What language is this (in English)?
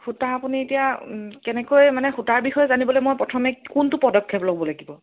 Assamese